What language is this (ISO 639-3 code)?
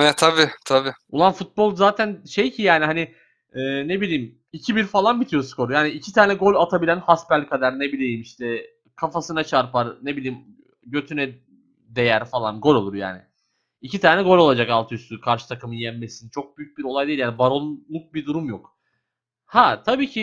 tur